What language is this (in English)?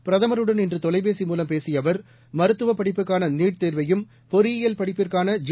Tamil